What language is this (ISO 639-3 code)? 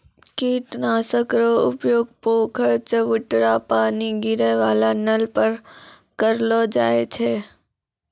mai